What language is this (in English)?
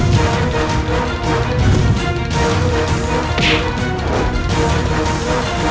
Indonesian